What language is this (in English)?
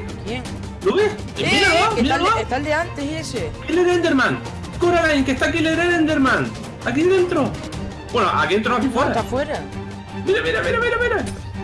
Spanish